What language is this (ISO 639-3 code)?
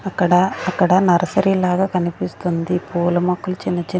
tel